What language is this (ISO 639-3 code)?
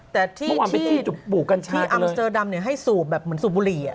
tha